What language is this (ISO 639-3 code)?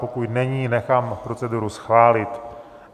ces